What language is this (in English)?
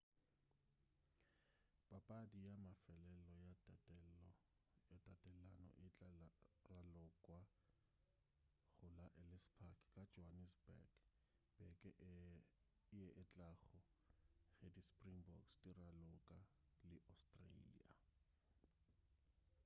Northern Sotho